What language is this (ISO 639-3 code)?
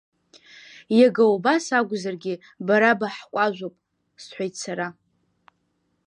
abk